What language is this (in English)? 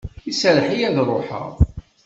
Kabyle